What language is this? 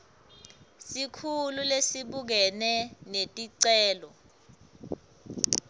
Swati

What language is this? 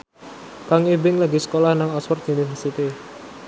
Javanese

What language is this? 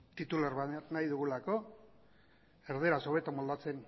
Basque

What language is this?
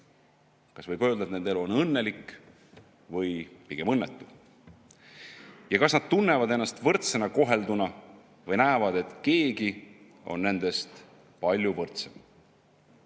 Estonian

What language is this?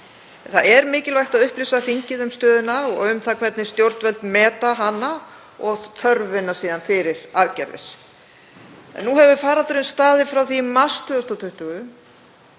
Icelandic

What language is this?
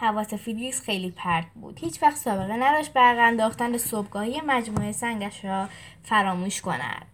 Persian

